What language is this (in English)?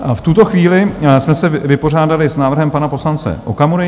Czech